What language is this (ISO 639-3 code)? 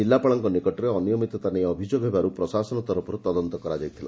ori